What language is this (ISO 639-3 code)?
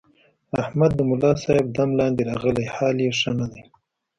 pus